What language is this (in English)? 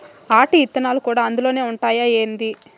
Telugu